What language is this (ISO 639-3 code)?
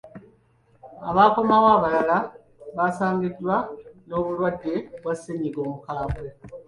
lug